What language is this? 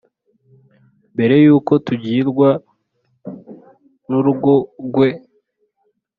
Kinyarwanda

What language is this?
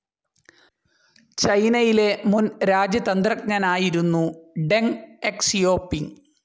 Malayalam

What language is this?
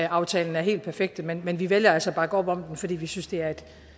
Danish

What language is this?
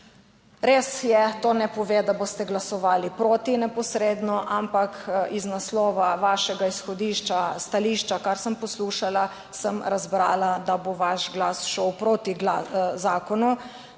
Slovenian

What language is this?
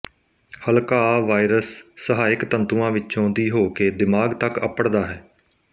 Punjabi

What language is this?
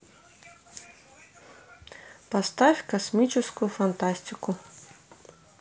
Russian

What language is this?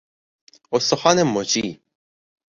Persian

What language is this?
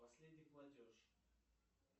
Russian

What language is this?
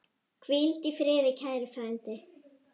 Icelandic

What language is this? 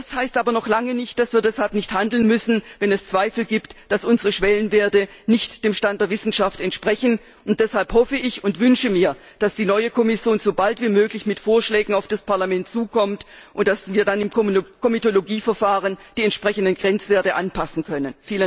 German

